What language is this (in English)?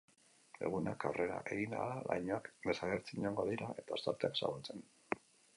Basque